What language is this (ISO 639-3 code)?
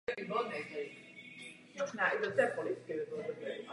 ces